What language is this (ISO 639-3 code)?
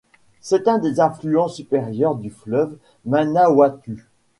fra